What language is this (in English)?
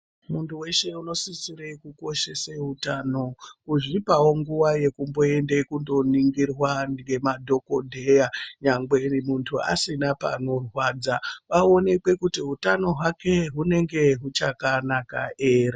Ndau